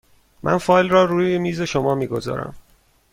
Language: Persian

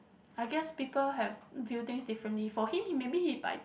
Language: English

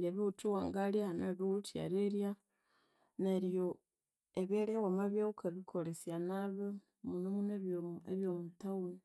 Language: Konzo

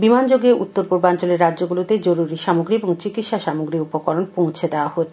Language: Bangla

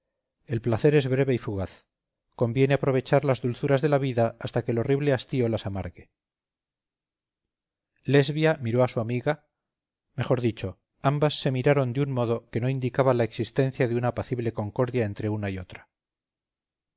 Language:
Spanish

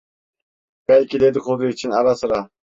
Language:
Turkish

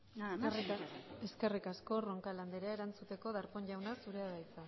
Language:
Basque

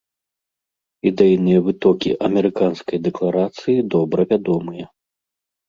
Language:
Belarusian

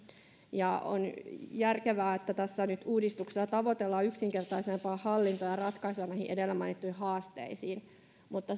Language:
Finnish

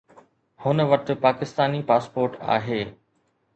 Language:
Sindhi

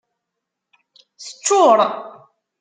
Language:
Kabyle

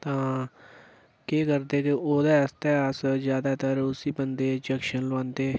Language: Dogri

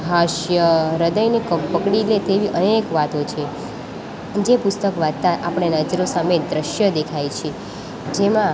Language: Gujarati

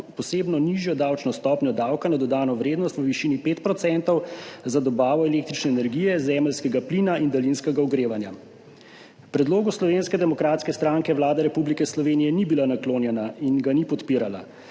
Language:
Slovenian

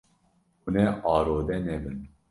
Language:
Kurdish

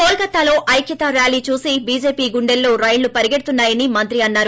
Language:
Telugu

